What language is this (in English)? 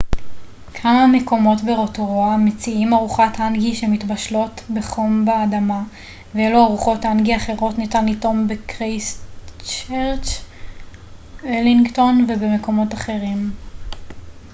Hebrew